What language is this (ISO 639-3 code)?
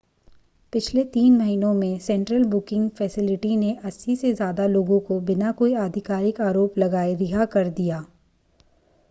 hin